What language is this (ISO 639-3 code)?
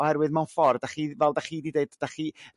cym